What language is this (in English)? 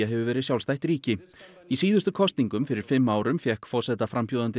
Icelandic